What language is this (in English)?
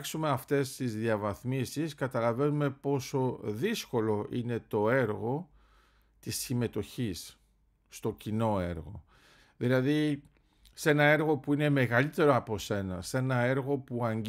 Greek